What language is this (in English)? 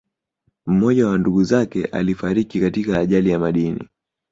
Swahili